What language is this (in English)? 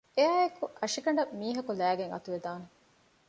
Divehi